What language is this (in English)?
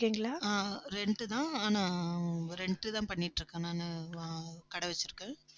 Tamil